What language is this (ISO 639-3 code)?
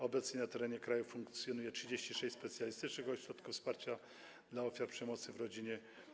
pol